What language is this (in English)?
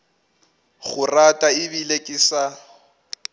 Northern Sotho